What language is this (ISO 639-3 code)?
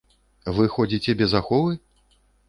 bel